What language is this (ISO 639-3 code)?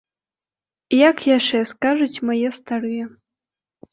bel